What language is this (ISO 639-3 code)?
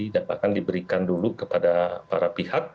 ind